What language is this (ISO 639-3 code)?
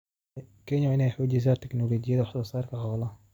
som